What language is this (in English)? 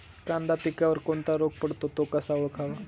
Marathi